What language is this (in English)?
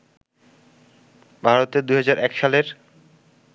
Bangla